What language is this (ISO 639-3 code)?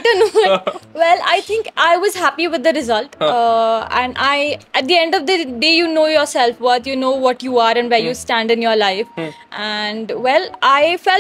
hin